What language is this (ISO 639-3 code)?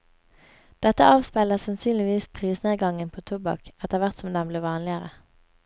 nor